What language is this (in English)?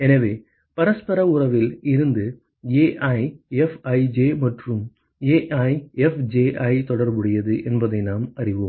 Tamil